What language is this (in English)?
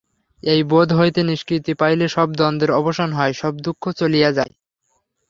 Bangla